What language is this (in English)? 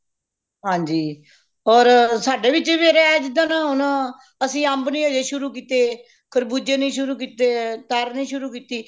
Punjabi